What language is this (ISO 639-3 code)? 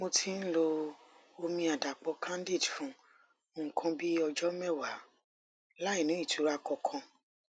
yor